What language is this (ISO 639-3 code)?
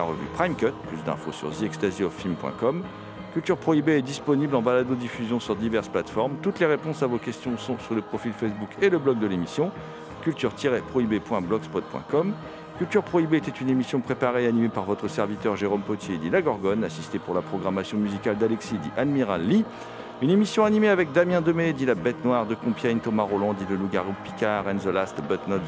fra